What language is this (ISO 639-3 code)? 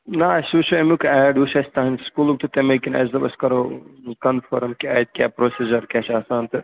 kas